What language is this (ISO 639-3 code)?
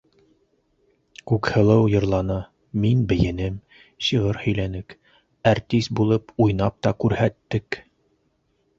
bak